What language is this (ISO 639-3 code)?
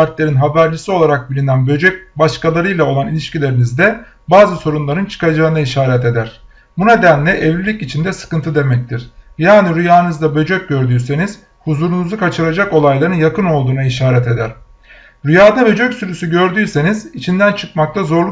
tur